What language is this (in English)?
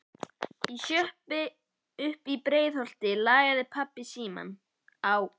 Icelandic